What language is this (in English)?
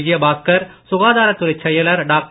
Tamil